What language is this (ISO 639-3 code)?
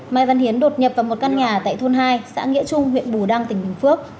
vie